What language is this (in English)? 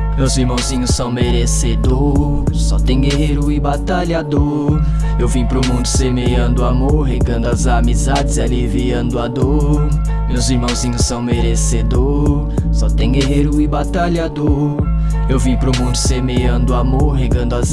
Portuguese